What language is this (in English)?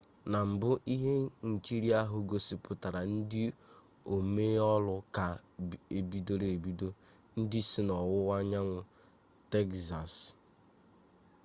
Igbo